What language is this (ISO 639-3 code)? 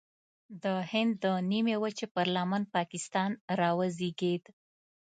pus